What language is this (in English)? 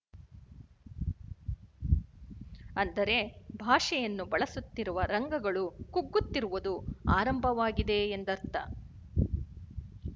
Kannada